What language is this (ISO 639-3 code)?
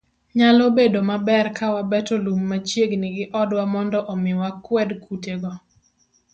luo